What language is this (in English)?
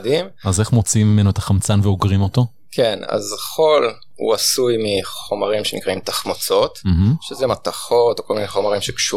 Hebrew